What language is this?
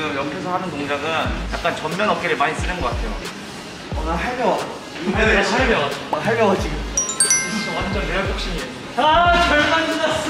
Korean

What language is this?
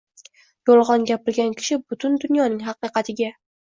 Uzbek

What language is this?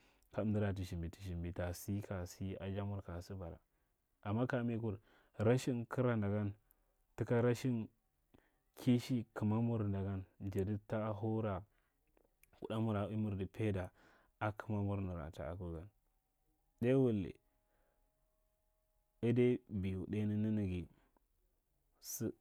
Marghi Central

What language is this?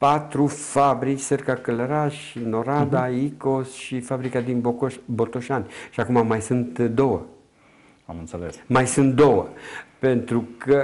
Romanian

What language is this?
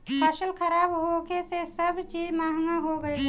Bhojpuri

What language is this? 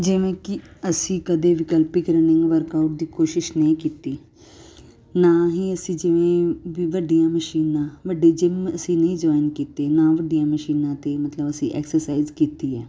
Punjabi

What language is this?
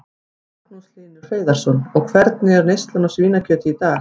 Icelandic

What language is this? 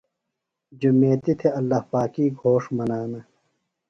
Phalura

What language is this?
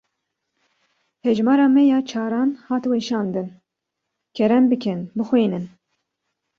Kurdish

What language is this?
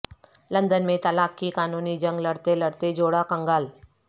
Urdu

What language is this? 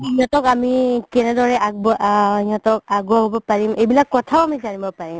Assamese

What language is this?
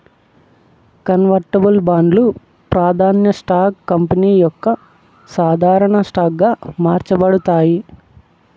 Telugu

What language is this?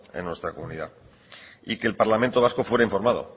Spanish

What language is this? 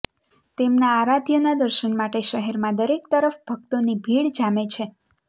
Gujarati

